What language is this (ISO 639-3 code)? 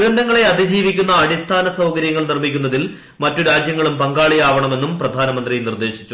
mal